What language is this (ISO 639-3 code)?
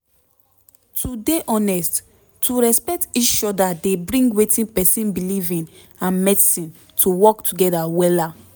pcm